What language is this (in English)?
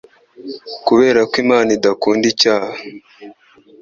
Kinyarwanda